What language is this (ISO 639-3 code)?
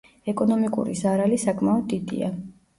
kat